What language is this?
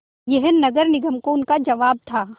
Hindi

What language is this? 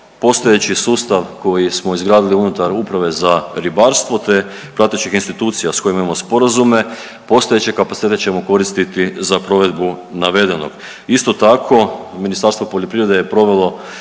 Croatian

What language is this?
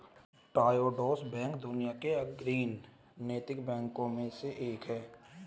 Hindi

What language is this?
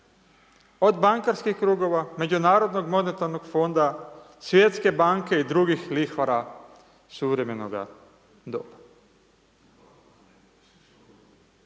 Croatian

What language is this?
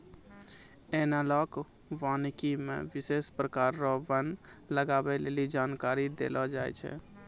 Maithili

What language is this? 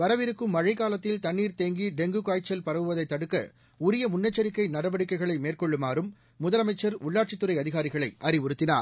Tamil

